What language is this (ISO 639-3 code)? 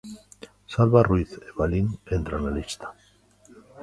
glg